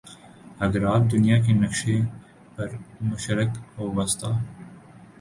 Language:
Urdu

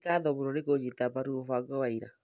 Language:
Kikuyu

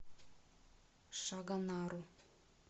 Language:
Russian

